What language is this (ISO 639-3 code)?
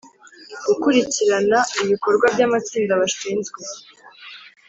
kin